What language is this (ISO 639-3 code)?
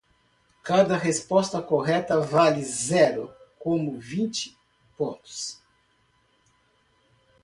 por